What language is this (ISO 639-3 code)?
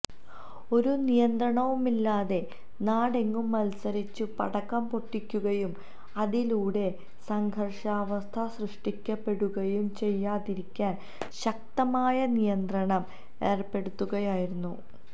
mal